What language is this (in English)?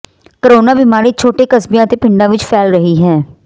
Punjabi